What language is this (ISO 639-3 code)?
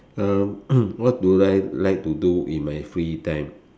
eng